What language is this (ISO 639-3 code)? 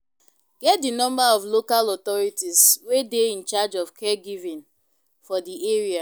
pcm